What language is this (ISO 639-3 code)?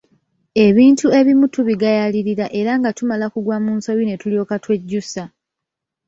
lug